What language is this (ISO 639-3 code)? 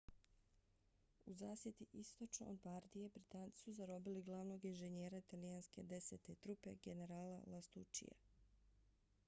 bos